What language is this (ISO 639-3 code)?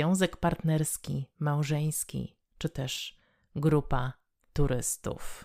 pol